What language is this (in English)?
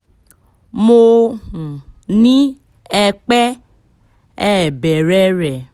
Yoruba